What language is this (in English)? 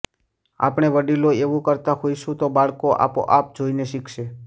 Gujarati